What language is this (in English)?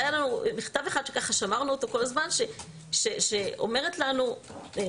Hebrew